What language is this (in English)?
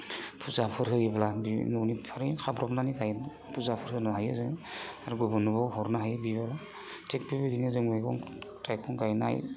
Bodo